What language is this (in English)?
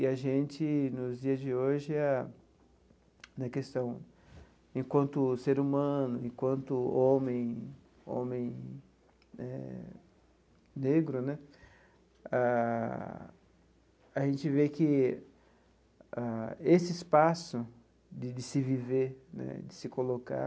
Portuguese